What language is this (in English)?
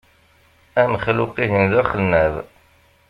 Kabyle